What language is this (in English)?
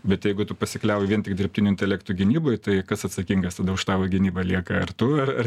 Lithuanian